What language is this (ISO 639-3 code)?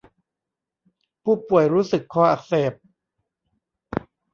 tha